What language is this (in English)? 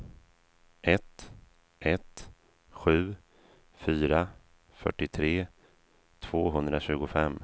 Swedish